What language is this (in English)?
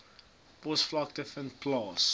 Afrikaans